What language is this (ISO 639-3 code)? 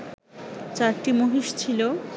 ben